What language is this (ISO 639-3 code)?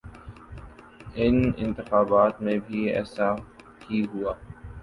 urd